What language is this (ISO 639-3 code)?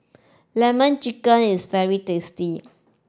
eng